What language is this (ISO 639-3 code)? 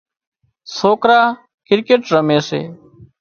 kxp